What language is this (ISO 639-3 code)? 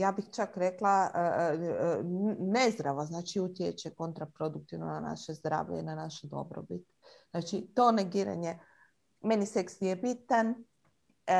hrv